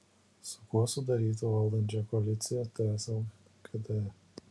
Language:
Lithuanian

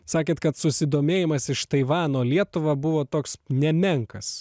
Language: Lithuanian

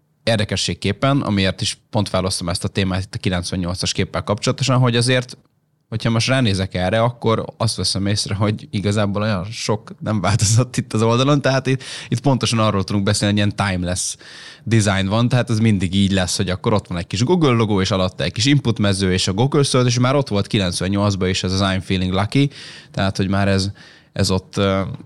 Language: Hungarian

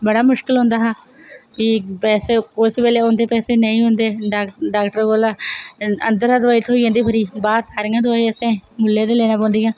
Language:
Dogri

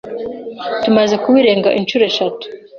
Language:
Kinyarwanda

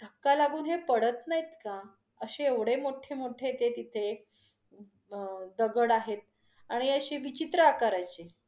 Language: Marathi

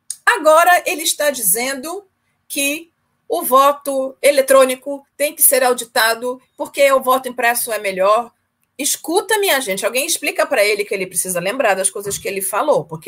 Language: Portuguese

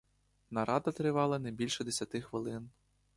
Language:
Ukrainian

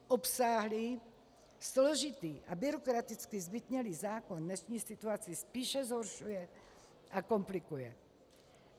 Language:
Czech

